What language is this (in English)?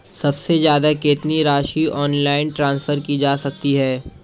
Hindi